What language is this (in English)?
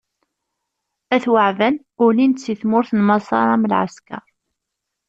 Kabyle